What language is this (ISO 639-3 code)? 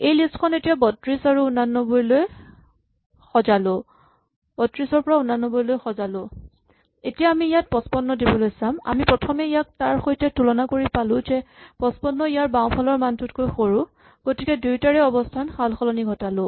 asm